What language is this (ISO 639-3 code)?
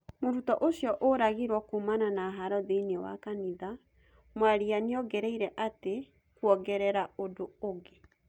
kik